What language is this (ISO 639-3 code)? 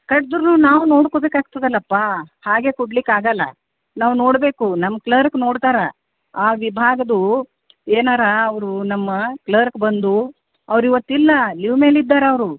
kan